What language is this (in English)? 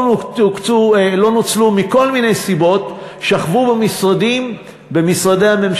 Hebrew